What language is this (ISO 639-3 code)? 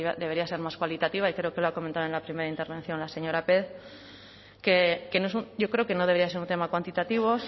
spa